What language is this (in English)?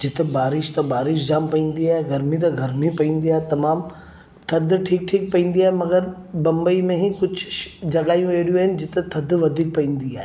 Sindhi